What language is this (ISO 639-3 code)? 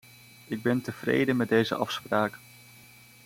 nld